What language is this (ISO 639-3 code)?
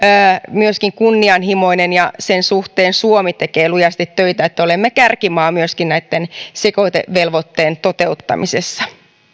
fin